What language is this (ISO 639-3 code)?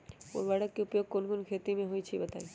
mag